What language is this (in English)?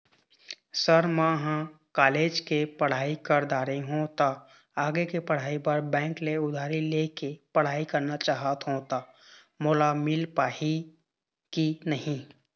Chhattisgarhi